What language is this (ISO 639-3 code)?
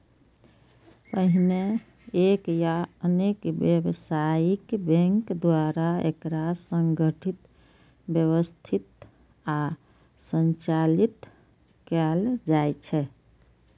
mai